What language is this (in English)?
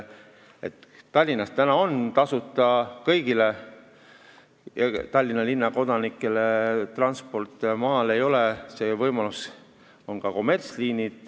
Estonian